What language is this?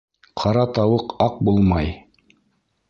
Bashkir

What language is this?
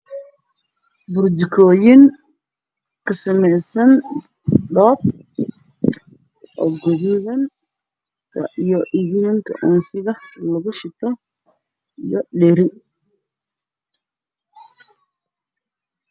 Somali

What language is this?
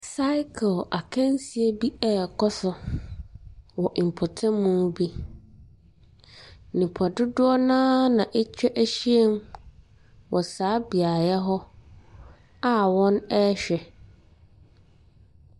Akan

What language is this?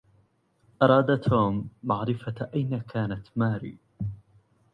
Arabic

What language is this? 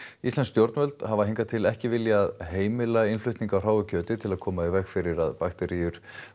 Icelandic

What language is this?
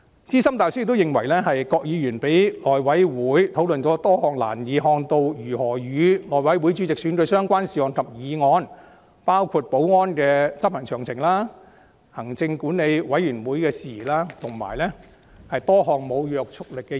Cantonese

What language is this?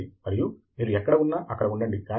Telugu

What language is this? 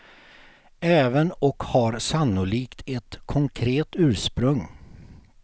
Swedish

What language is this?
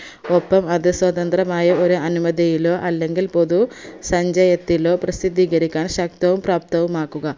Malayalam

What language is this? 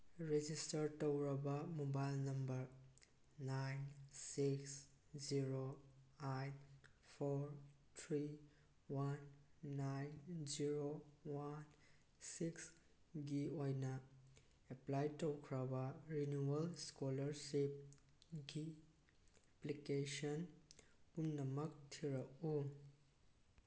Manipuri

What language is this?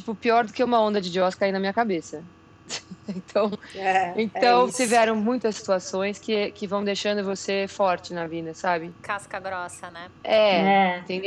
Portuguese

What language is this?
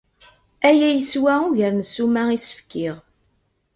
Kabyle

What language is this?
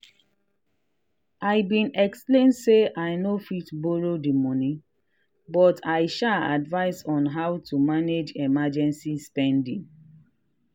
Nigerian Pidgin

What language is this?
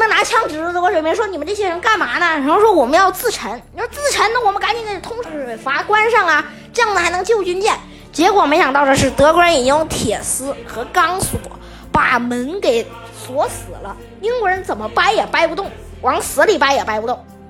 Chinese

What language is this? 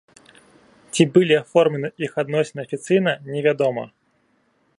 Belarusian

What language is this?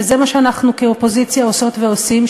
Hebrew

